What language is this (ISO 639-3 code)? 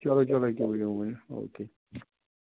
kas